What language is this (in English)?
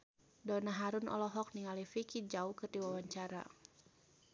Sundanese